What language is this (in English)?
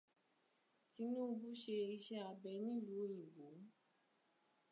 Yoruba